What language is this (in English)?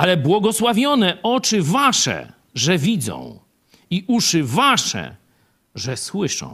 Polish